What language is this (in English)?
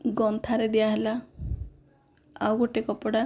Odia